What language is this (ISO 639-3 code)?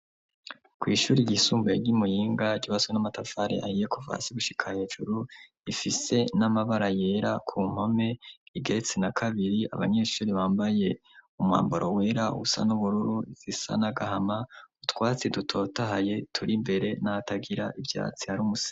run